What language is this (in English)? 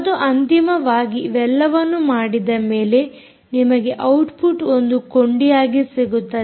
Kannada